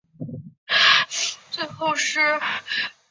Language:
Chinese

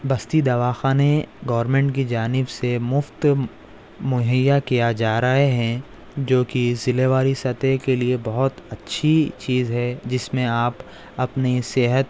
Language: Urdu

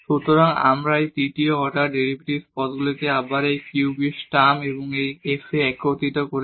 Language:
Bangla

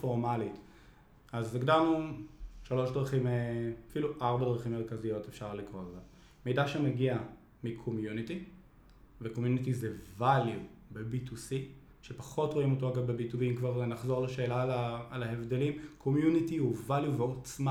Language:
Hebrew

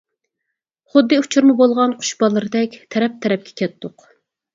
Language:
Uyghur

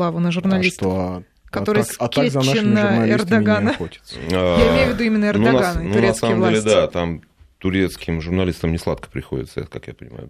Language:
Russian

